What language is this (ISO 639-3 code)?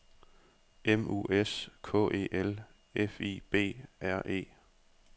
dan